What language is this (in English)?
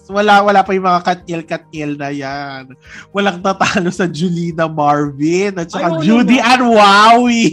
Filipino